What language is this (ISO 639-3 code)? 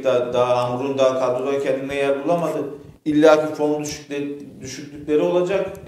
tur